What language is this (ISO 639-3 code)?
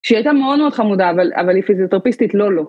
heb